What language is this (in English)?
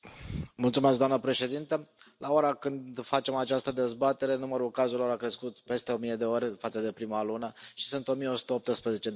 Romanian